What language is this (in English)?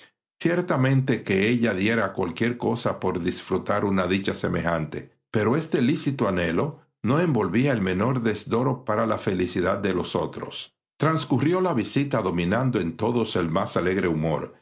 Spanish